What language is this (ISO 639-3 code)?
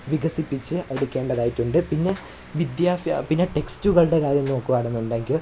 mal